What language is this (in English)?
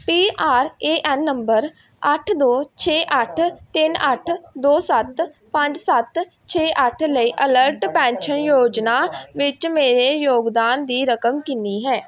Punjabi